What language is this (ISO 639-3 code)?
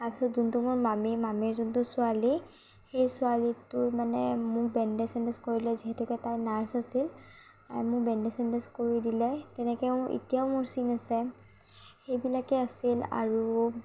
asm